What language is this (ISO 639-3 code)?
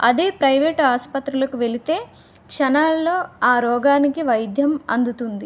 tel